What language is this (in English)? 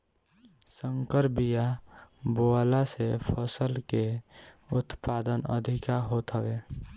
Bhojpuri